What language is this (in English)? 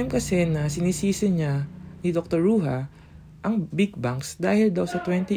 Filipino